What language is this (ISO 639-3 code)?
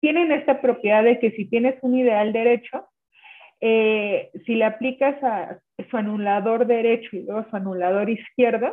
spa